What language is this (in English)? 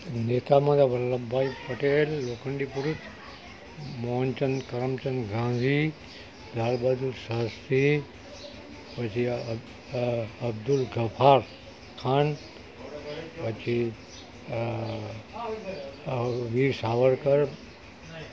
Gujarati